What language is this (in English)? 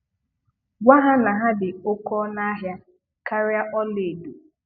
Igbo